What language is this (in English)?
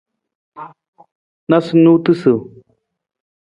Nawdm